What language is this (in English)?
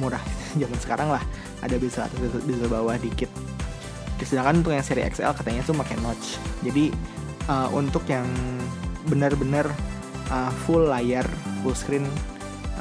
Indonesian